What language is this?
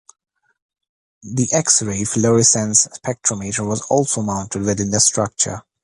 English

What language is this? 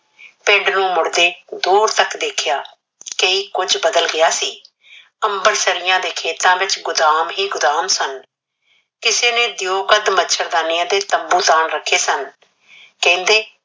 Punjabi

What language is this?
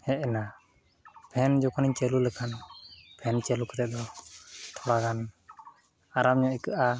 Santali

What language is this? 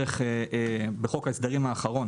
Hebrew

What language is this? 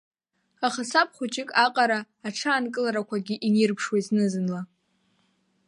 Abkhazian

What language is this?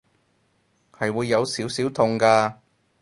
Cantonese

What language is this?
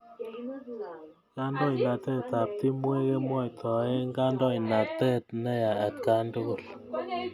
Kalenjin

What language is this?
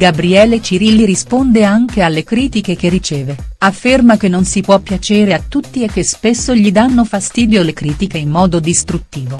Italian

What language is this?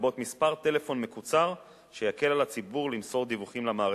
Hebrew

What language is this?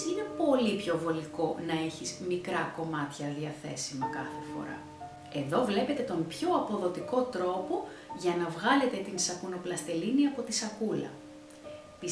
Greek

